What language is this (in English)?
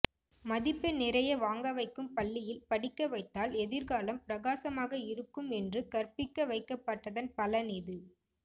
Tamil